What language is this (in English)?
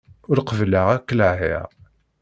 Kabyle